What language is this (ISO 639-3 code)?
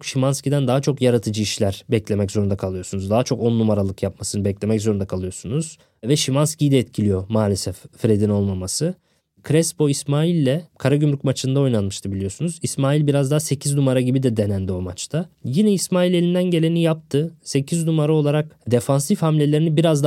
tur